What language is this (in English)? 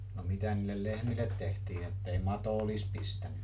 Finnish